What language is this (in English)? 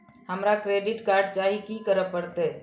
Maithili